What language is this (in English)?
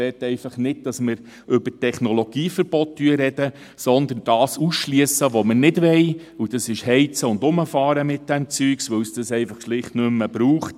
Swiss German